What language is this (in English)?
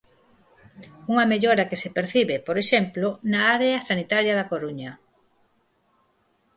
Galician